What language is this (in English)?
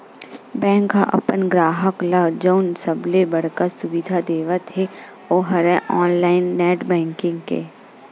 Chhattisgarhi